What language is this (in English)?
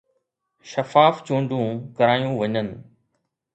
Sindhi